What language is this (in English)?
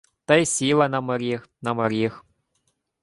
Ukrainian